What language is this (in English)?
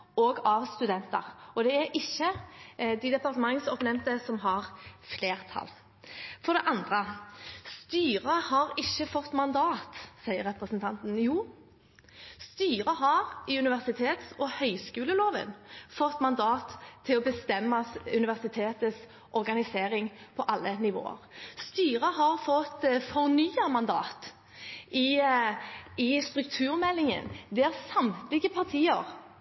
Norwegian Bokmål